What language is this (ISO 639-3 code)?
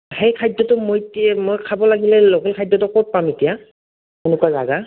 asm